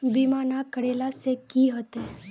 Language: Magahi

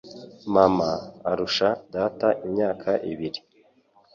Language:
Kinyarwanda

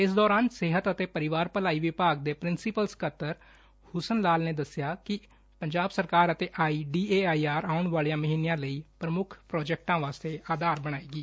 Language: Punjabi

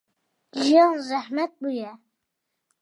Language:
Kurdish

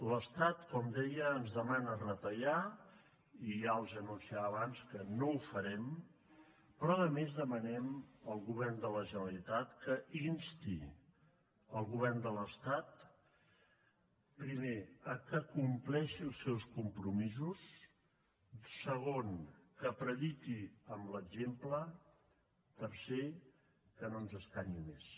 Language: Catalan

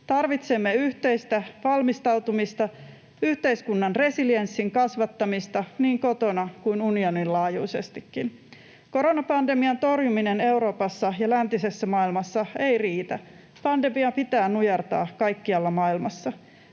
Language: Finnish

